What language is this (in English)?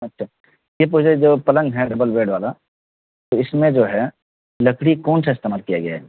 Urdu